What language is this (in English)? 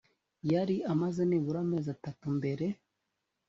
Kinyarwanda